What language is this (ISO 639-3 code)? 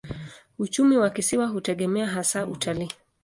swa